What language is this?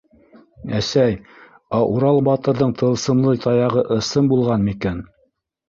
Bashkir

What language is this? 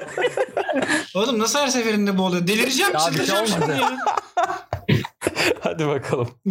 Turkish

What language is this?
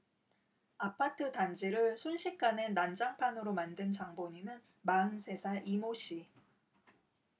Korean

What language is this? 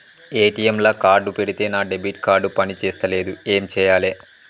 Telugu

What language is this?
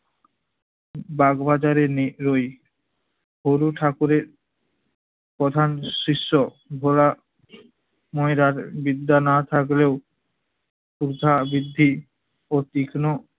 Bangla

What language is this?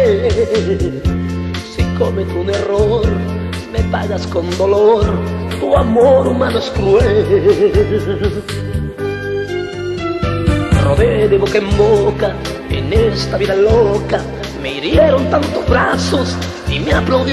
Italian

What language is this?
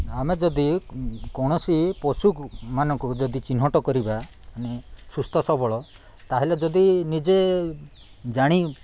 Odia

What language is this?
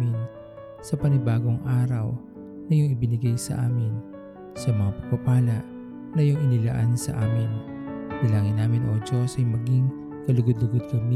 Filipino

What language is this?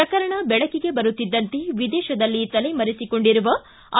Kannada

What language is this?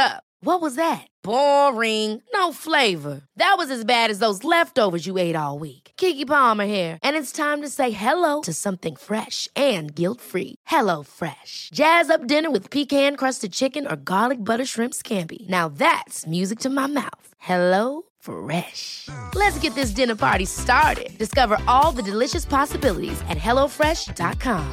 Persian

